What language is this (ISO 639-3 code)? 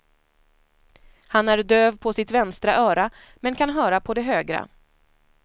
swe